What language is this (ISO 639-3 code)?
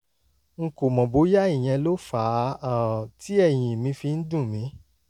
yor